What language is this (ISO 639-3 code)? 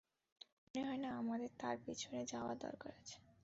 ben